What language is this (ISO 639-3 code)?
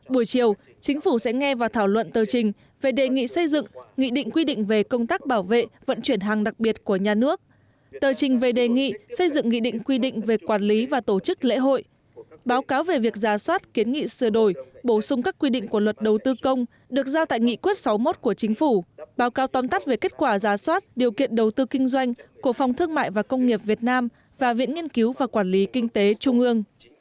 vie